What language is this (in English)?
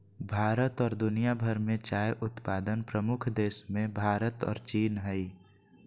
Magahi